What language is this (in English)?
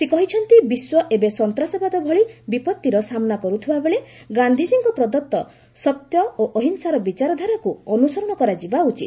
Odia